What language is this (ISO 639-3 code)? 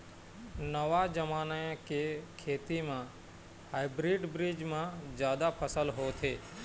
hne